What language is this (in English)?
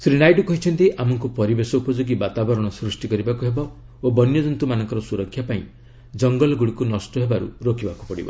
Odia